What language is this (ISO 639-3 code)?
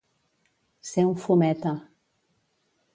cat